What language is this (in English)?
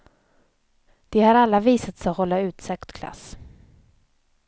Swedish